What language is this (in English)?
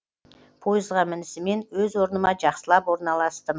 Kazakh